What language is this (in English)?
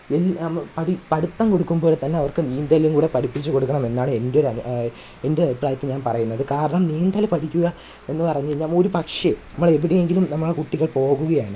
Malayalam